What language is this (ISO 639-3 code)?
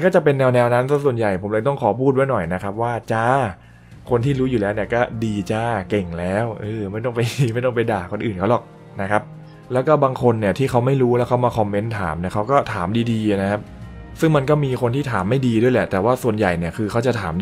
tha